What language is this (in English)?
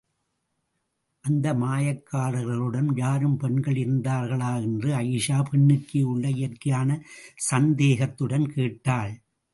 Tamil